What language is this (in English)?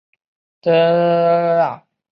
Chinese